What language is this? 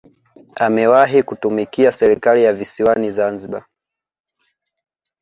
Swahili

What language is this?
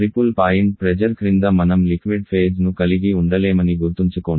Telugu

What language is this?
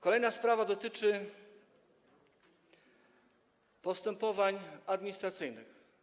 Polish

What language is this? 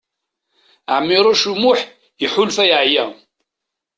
Kabyle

